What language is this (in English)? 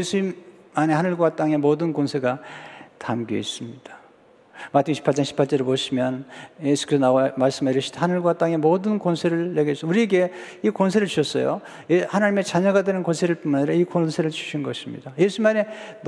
Korean